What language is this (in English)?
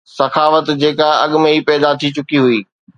Sindhi